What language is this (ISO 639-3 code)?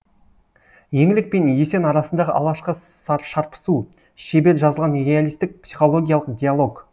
kaz